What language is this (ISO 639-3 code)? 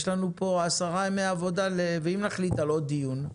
heb